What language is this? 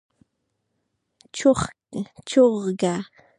Pashto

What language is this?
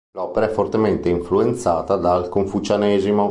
Italian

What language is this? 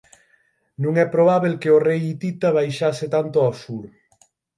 Galician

